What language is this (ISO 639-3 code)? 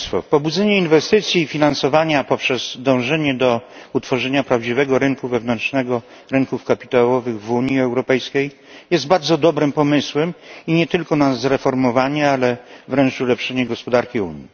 pol